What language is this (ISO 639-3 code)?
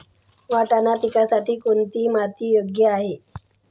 mar